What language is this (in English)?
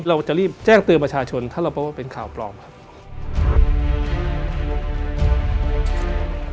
Thai